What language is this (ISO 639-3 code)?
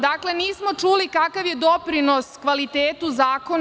srp